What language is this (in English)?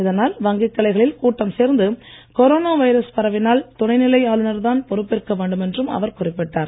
Tamil